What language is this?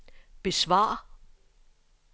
Danish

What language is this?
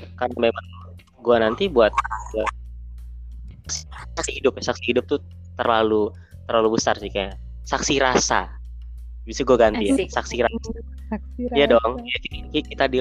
Indonesian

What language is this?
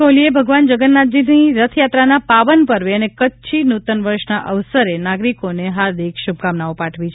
Gujarati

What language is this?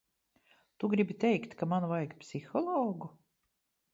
Latvian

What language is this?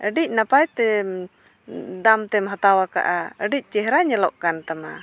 Santali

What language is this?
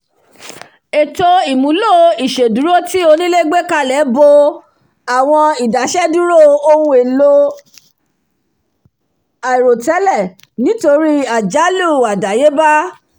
Yoruba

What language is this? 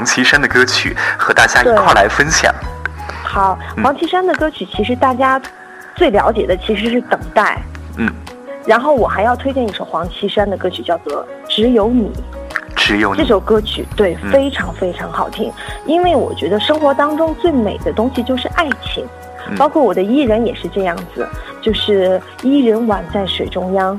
Chinese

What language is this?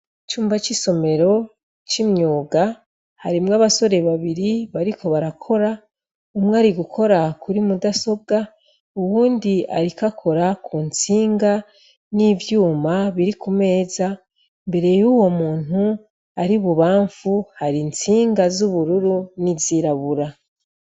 Rundi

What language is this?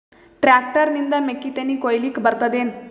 Kannada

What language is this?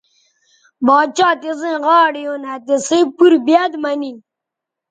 Bateri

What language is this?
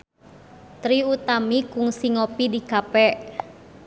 Sundanese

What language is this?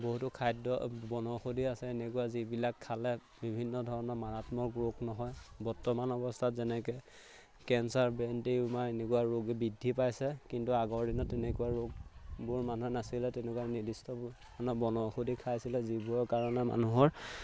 Assamese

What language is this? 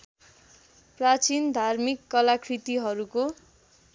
Nepali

